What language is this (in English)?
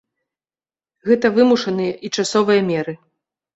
Belarusian